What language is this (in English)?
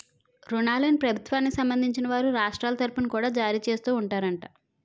Telugu